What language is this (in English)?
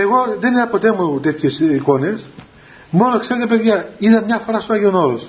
Greek